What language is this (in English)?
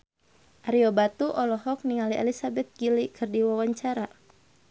Sundanese